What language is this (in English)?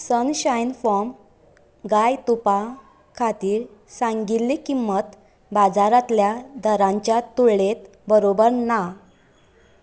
Konkani